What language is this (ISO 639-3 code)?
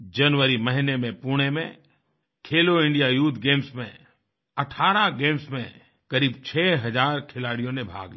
hin